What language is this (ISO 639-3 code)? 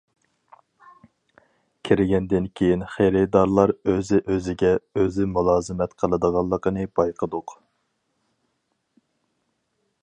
uig